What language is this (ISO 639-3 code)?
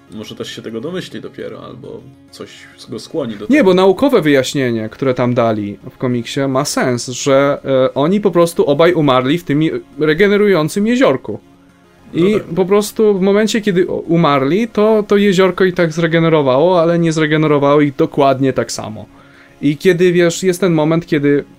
pol